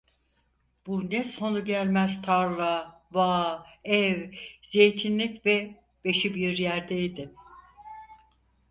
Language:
Turkish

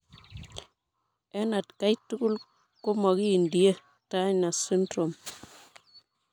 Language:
Kalenjin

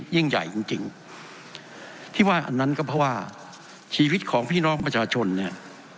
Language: Thai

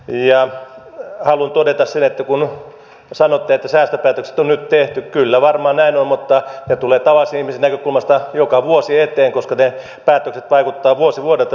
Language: Finnish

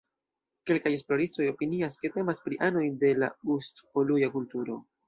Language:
Esperanto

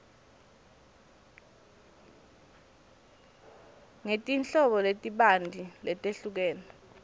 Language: Swati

